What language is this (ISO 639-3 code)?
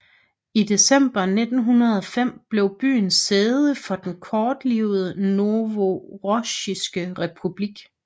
dan